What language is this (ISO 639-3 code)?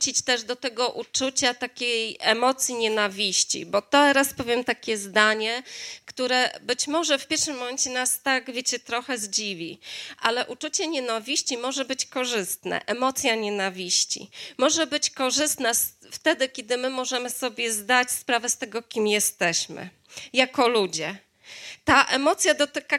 pol